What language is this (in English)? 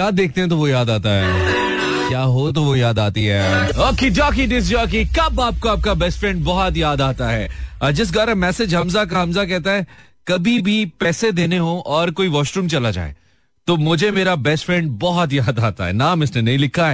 Hindi